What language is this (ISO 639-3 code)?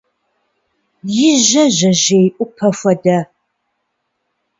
kbd